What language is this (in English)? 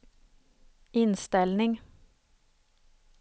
Swedish